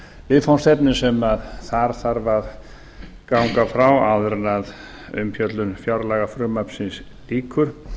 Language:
Icelandic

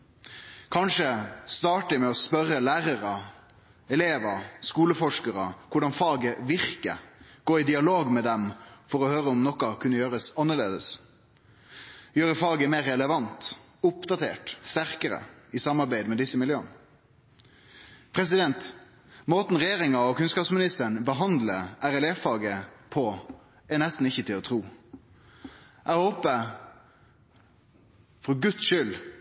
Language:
Norwegian Nynorsk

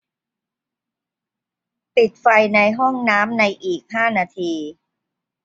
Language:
Thai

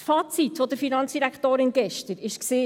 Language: Swiss German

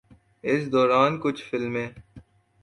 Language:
Urdu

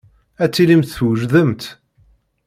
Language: Kabyle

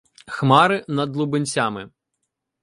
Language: Ukrainian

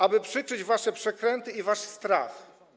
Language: Polish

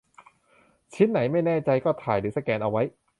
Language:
Thai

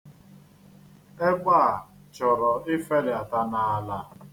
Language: Igbo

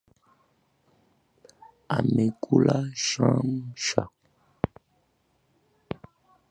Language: Swahili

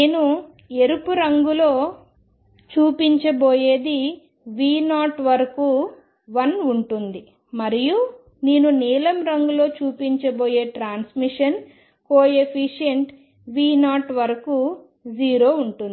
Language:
Telugu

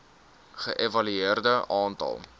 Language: Afrikaans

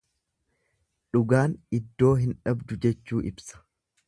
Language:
Oromo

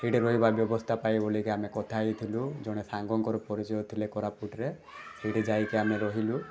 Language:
Odia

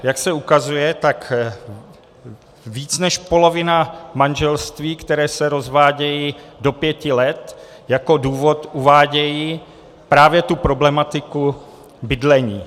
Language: Czech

